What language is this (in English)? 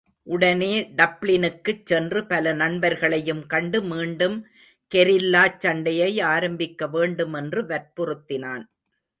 Tamil